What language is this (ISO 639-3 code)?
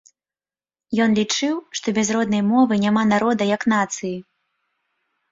bel